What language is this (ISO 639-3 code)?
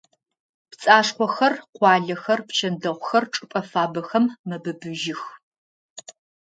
ady